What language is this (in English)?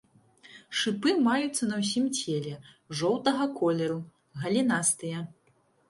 Belarusian